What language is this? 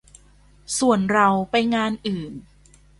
Thai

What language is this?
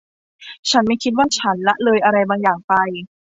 Thai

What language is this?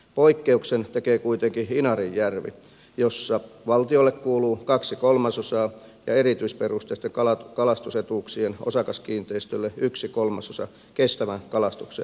Finnish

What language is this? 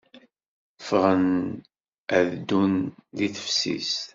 Kabyle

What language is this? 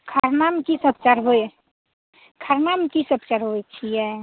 Maithili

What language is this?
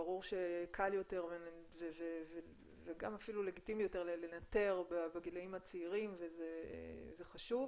Hebrew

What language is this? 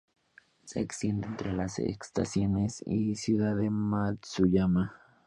Spanish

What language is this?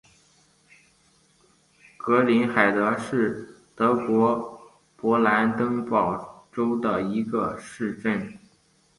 Chinese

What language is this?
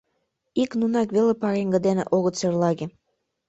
Mari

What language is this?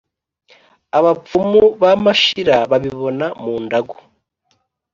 Kinyarwanda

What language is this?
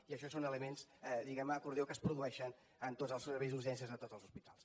Catalan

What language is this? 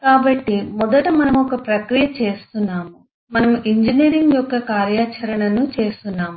Telugu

